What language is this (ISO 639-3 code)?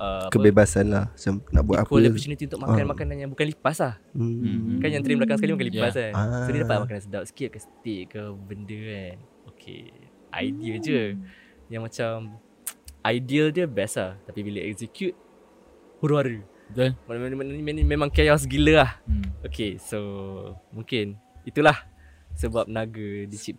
msa